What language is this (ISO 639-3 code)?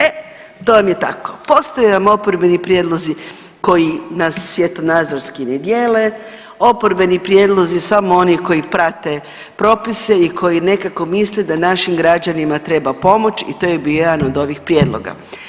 hrv